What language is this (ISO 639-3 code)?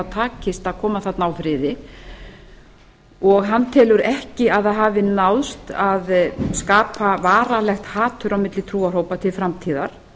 isl